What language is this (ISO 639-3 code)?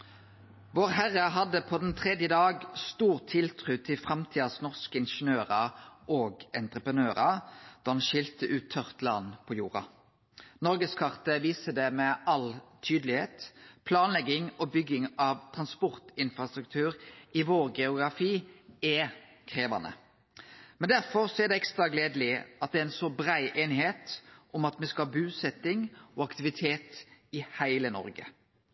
nno